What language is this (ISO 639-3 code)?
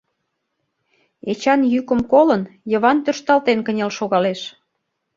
chm